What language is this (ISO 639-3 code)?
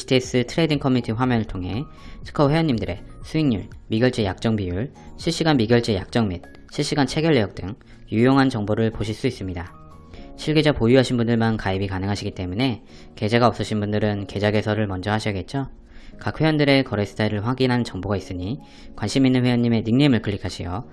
kor